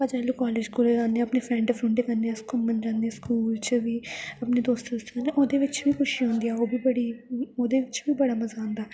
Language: Dogri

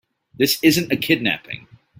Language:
English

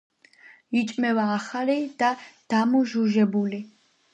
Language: Georgian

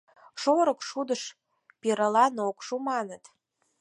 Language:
Mari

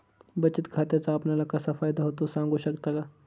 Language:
Marathi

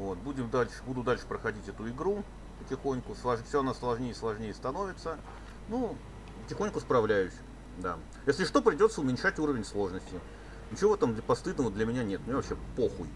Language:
Russian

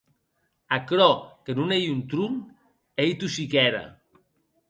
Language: Occitan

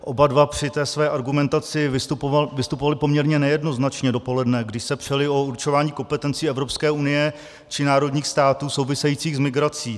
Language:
Czech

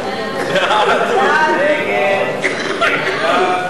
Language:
Hebrew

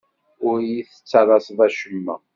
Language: Kabyle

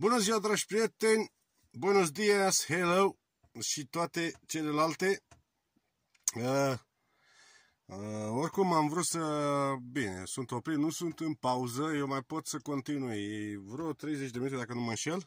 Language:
Romanian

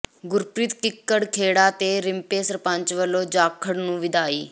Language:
Punjabi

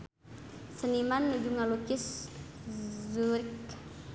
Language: Sundanese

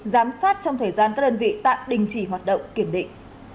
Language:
Vietnamese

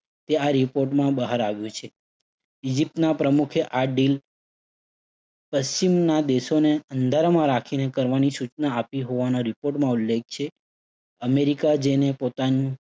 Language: Gujarati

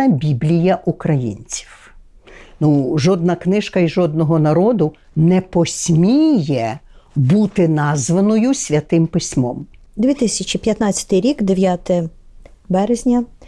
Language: Ukrainian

